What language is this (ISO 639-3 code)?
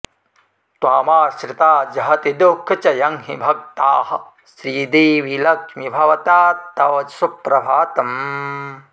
san